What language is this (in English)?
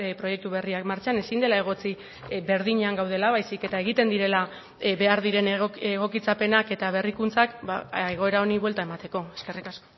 Basque